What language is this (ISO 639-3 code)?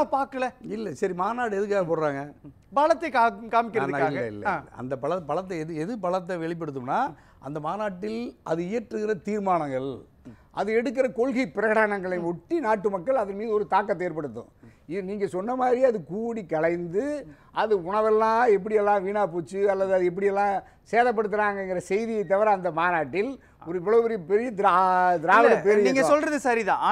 tam